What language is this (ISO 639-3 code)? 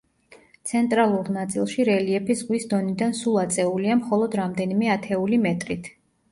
kat